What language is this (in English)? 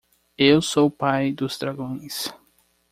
Portuguese